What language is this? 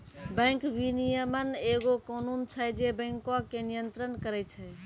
Maithili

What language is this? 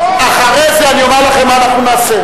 Hebrew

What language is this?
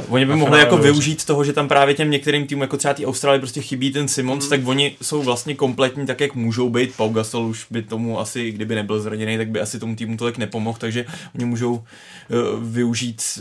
Czech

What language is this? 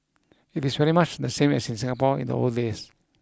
English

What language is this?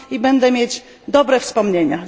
Polish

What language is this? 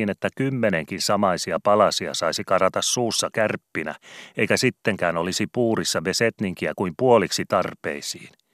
Finnish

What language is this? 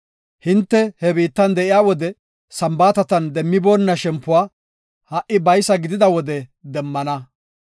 Gofa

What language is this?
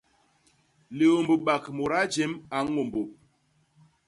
Basaa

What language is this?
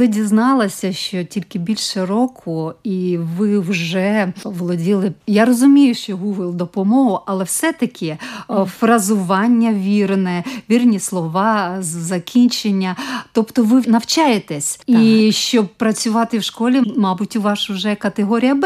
Ukrainian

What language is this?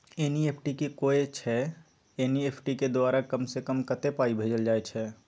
Maithili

